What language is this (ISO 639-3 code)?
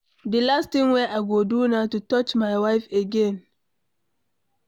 pcm